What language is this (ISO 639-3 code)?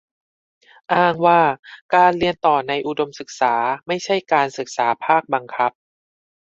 tha